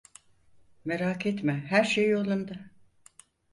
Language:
Turkish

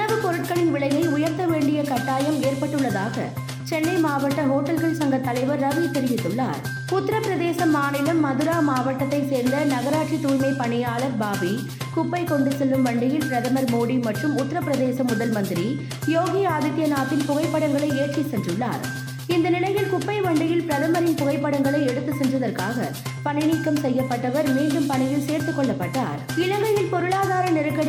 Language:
Tamil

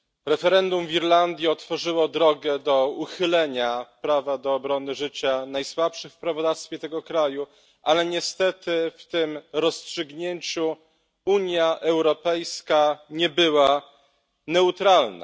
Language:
Polish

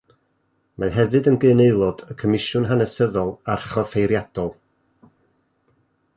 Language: Welsh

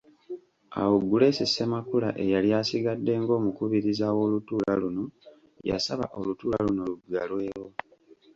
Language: Ganda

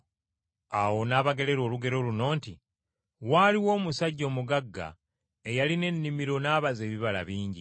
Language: Ganda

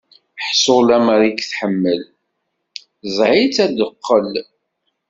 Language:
Kabyle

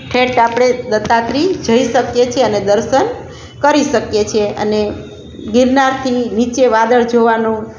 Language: Gujarati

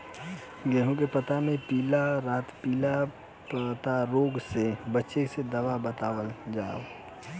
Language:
Bhojpuri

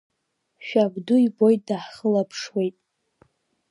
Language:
Abkhazian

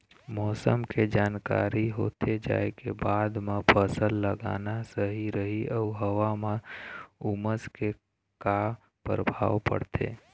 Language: Chhattisgarhi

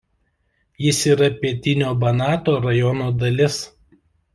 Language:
Lithuanian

